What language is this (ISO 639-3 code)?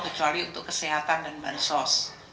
ind